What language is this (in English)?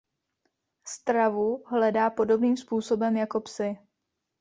Czech